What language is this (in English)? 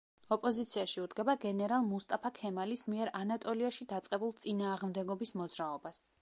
Georgian